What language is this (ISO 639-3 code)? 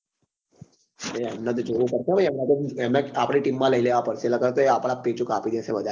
guj